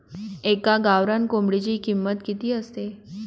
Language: Marathi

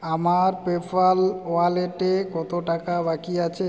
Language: Bangla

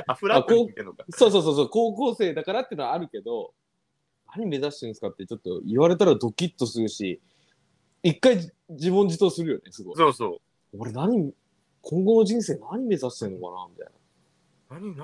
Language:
Japanese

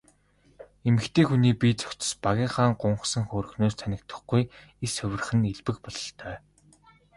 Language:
Mongolian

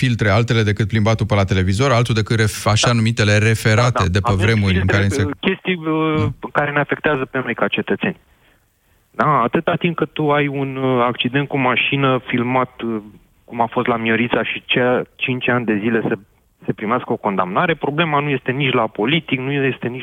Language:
Romanian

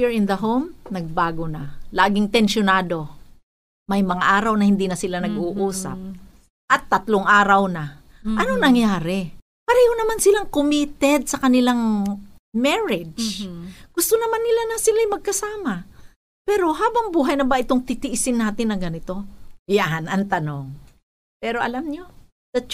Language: Filipino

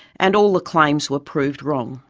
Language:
English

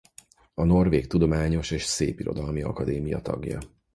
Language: Hungarian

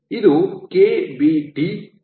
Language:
Kannada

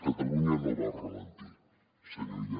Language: Catalan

